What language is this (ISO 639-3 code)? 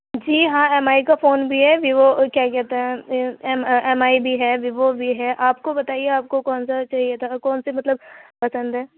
urd